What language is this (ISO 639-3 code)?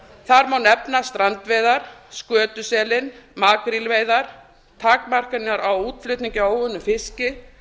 isl